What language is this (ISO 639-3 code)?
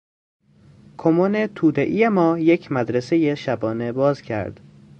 fas